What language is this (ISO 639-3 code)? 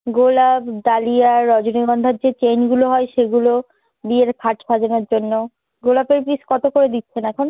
ben